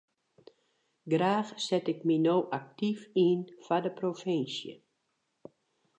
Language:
Western Frisian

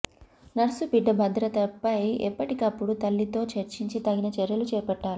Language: Telugu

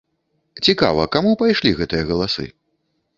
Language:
Belarusian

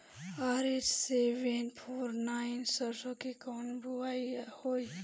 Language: Bhojpuri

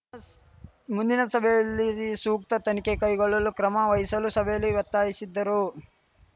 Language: Kannada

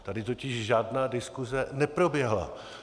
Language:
Czech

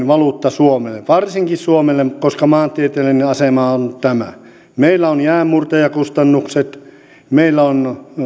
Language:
Finnish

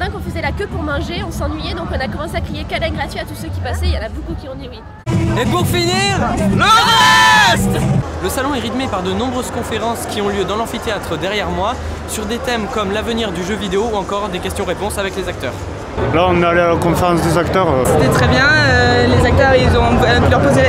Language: French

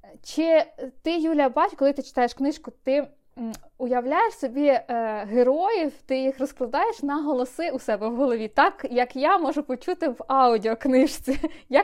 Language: Ukrainian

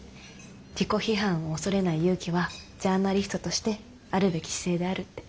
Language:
Japanese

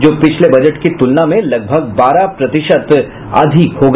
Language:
Hindi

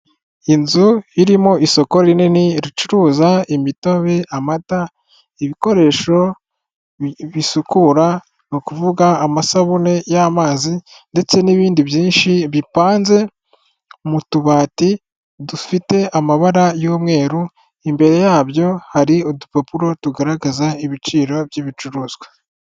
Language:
Kinyarwanda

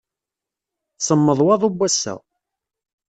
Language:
Kabyle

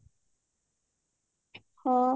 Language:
Odia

